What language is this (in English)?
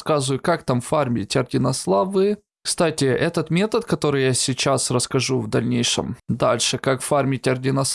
Russian